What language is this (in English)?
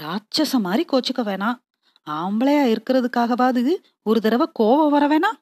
Tamil